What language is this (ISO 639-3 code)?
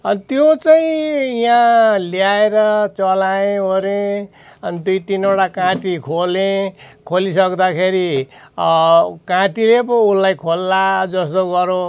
nep